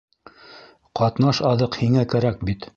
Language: Bashkir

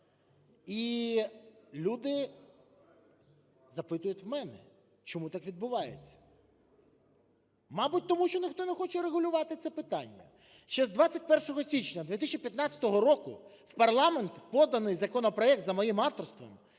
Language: Ukrainian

